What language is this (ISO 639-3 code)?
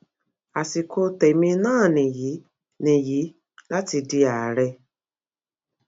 yor